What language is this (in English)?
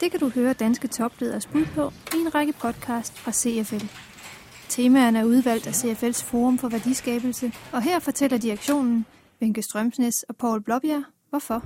Danish